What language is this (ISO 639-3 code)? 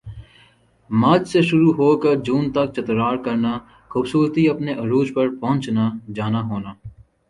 urd